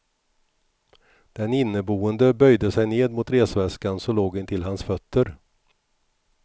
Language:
Swedish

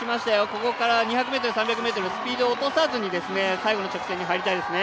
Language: Japanese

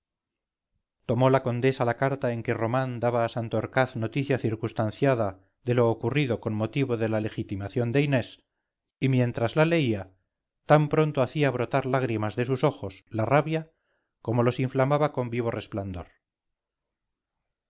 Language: Spanish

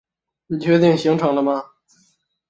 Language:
Chinese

